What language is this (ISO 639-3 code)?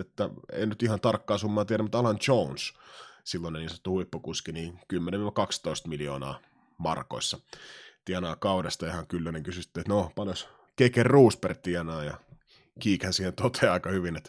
fin